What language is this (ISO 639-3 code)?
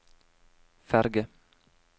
nor